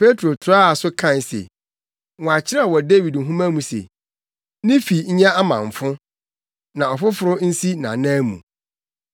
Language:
Akan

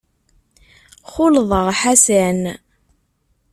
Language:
Kabyle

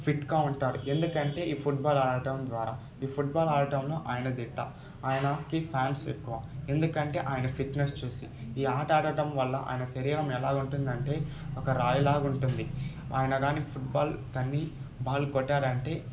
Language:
Telugu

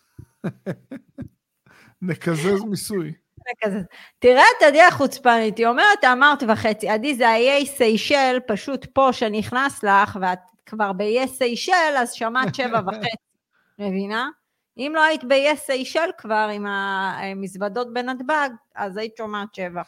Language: Hebrew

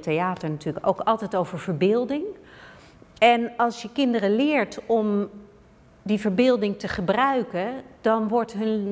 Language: Dutch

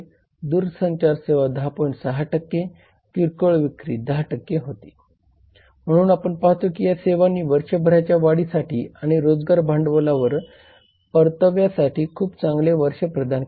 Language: Marathi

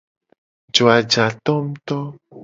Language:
Gen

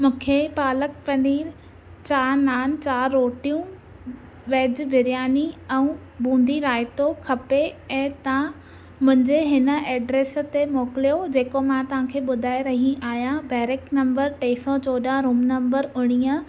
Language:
Sindhi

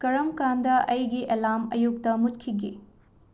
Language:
Manipuri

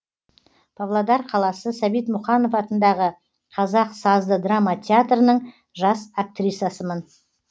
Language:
Kazakh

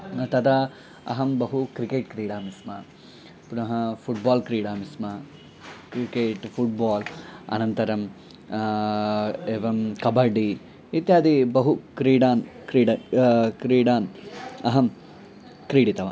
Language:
Sanskrit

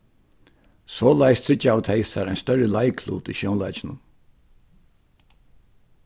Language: Faroese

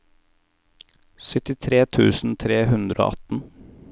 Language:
Norwegian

